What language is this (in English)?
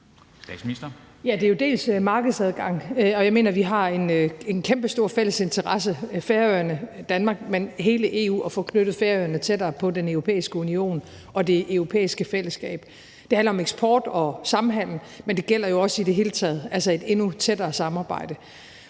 Danish